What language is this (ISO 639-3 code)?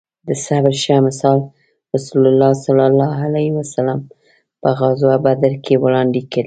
pus